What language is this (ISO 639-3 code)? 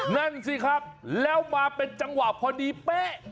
tha